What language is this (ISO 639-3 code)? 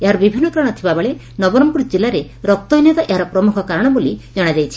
ori